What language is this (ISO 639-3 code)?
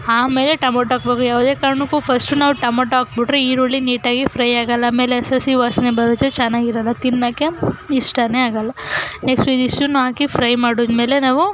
kan